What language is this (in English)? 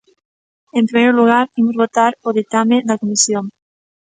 Galician